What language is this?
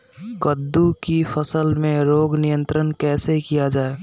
Magahi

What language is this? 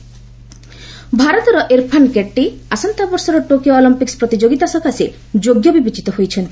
Odia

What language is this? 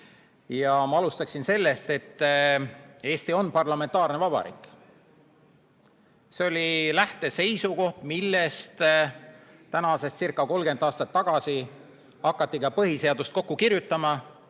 Estonian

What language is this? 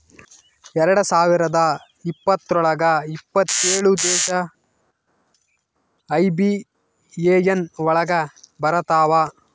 Kannada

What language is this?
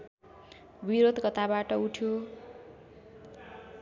Nepali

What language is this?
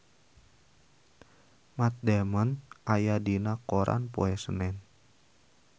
Sundanese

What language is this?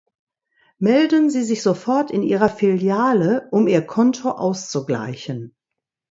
German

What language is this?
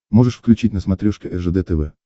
Russian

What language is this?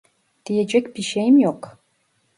Turkish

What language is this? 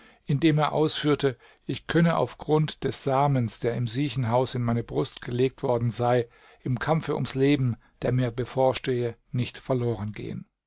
German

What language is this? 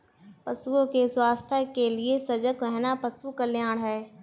Hindi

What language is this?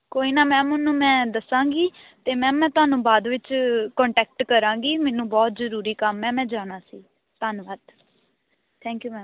Punjabi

